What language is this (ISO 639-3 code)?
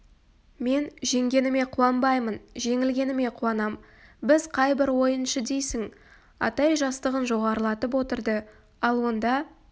kaz